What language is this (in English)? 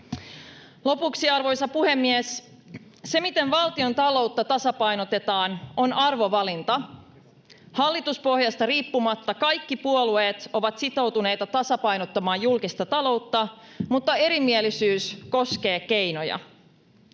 Finnish